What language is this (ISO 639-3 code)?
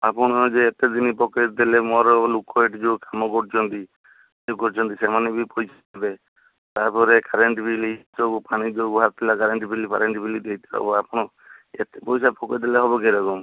ori